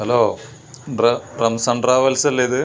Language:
Malayalam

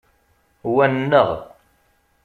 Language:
Kabyle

